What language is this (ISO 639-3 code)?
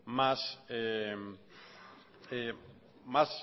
eus